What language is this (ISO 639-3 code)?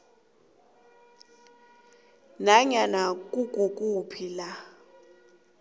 nbl